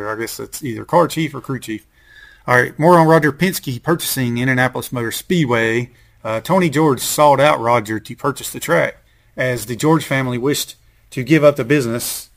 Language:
English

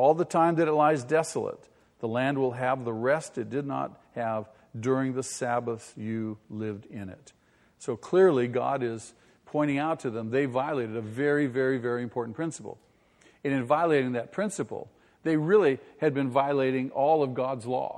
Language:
English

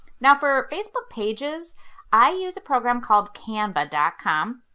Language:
English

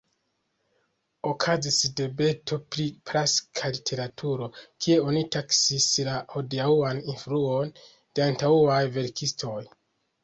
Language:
Esperanto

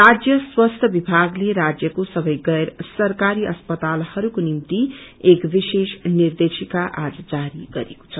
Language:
Nepali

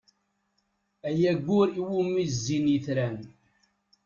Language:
Kabyle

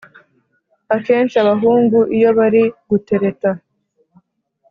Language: Kinyarwanda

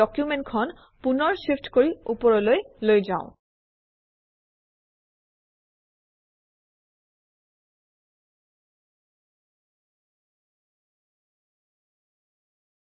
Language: Assamese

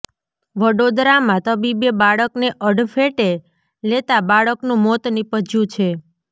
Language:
Gujarati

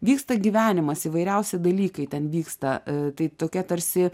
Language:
Lithuanian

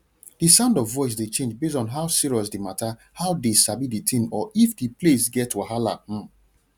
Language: Nigerian Pidgin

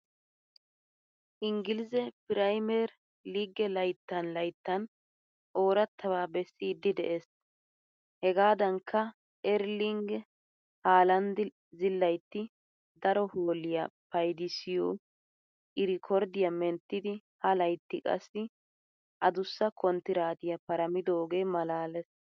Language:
Wolaytta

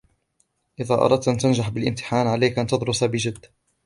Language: Arabic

